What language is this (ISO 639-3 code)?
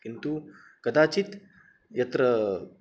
san